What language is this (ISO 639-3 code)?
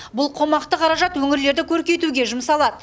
kaz